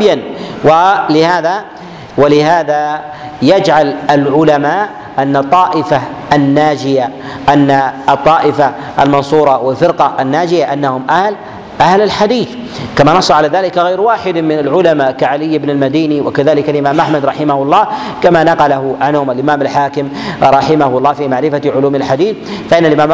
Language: Arabic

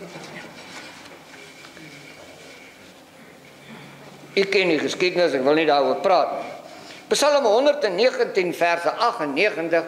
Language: Dutch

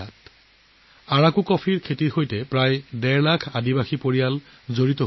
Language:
Assamese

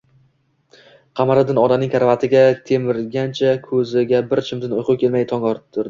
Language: Uzbek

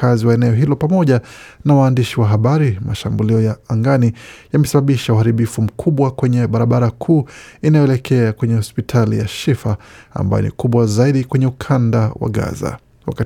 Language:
Swahili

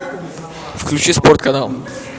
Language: Russian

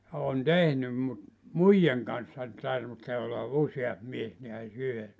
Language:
Finnish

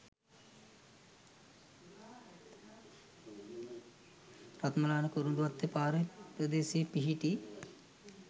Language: Sinhala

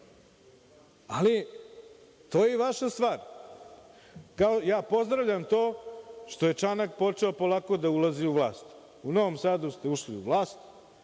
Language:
Serbian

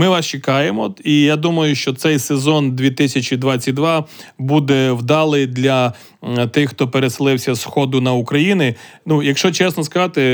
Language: Ukrainian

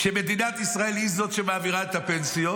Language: Hebrew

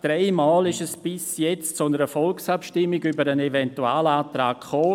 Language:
Swiss German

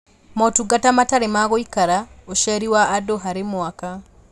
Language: Kikuyu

